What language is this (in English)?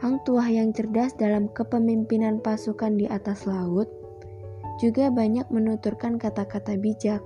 Indonesian